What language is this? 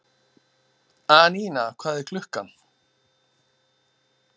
Icelandic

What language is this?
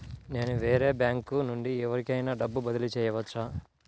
Telugu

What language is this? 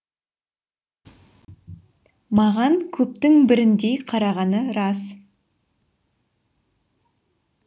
Kazakh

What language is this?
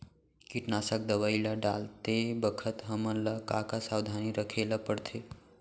Chhattisgarhi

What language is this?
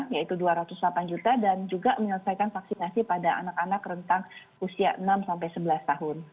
Indonesian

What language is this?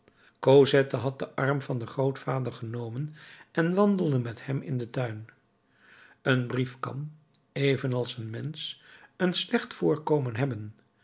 Dutch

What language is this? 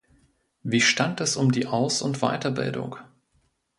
German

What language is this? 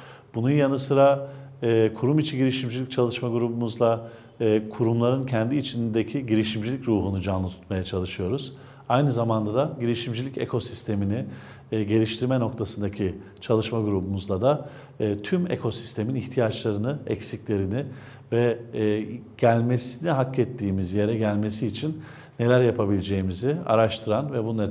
Turkish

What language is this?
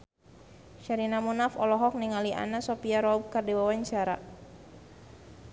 Sundanese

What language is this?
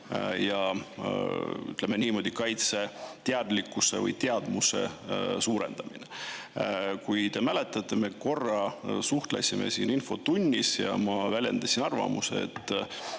Estonian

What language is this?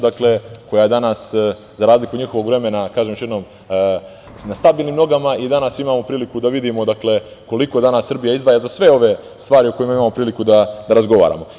Serbian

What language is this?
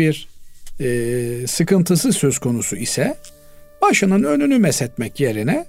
Turkish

